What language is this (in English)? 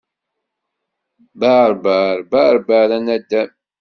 Kabyle